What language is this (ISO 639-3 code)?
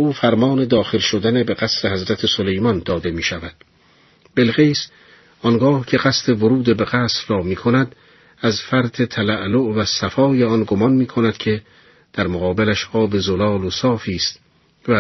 fas